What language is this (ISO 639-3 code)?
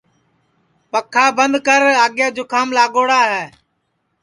ssi